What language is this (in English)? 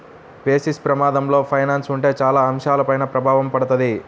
Telugu